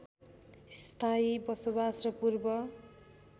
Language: Nepali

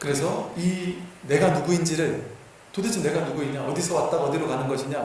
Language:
Korean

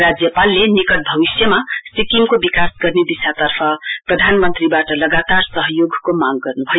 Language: Nepali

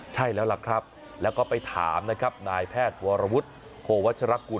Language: Thai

